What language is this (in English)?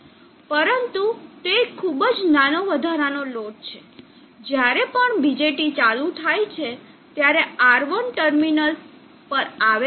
Gujarati